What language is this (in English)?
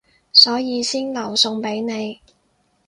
Cantonese